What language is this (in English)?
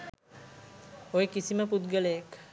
Sinhala